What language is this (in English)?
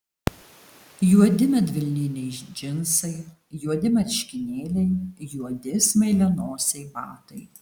Lithuanian